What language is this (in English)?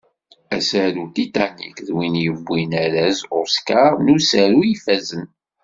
Kabyle